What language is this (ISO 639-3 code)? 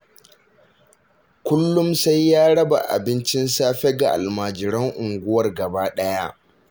hau